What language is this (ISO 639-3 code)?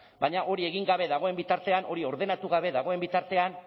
eus